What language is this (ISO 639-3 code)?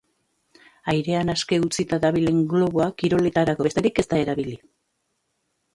eus